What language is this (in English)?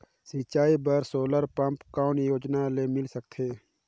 Chhattisgarhi